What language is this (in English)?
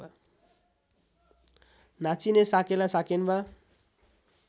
Nepali